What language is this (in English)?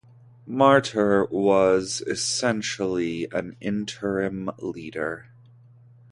English